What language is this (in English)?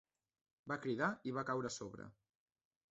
Catalan